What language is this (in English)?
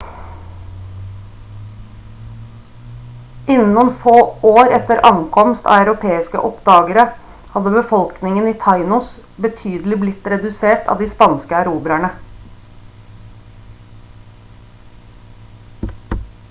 Norwegian Bokmål